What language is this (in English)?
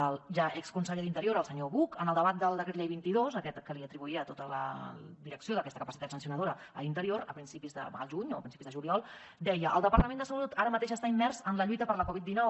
Catalan